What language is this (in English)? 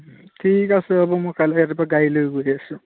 Assamese